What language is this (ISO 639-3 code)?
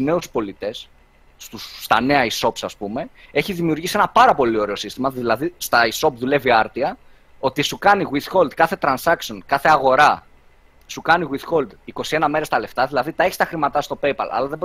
ell